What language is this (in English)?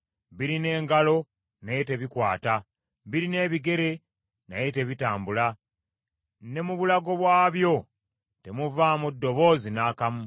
Ganda